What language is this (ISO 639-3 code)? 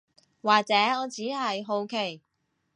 yue